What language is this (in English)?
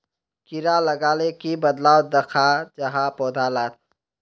Magahi